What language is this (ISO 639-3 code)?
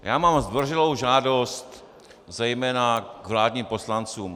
ces